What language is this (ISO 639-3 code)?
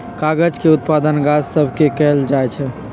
mag